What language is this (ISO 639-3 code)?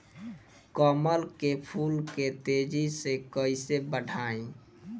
bho